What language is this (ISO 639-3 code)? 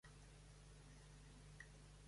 cat